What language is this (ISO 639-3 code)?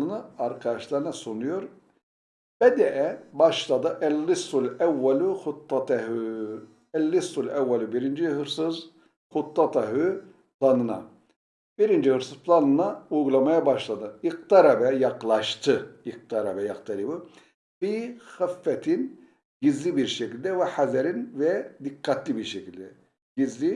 tur